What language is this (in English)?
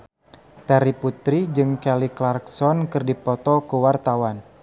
Sundanese